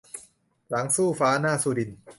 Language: Thai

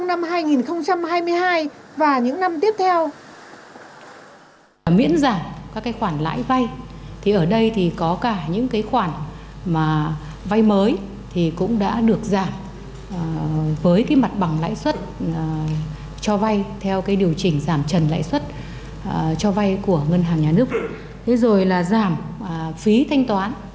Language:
Vietnamese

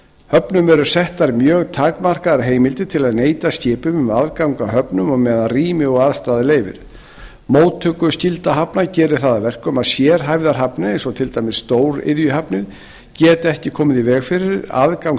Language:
Icelandic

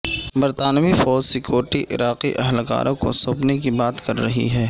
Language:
Urdu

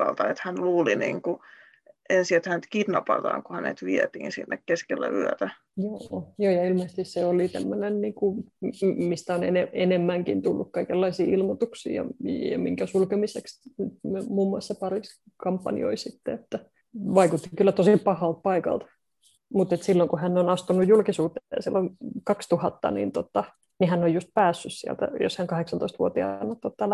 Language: Finnish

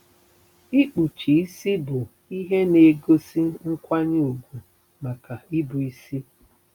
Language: Igbo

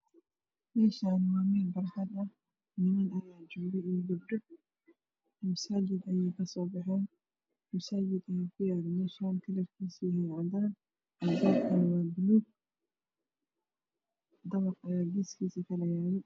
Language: Somali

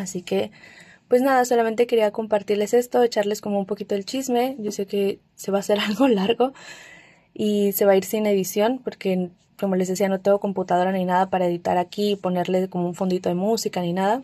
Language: Spanish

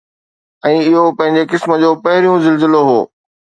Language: Sindhi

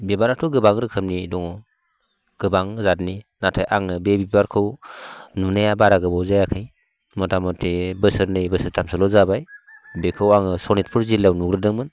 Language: Bodo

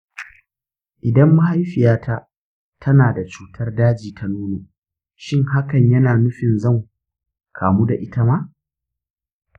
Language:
Hausa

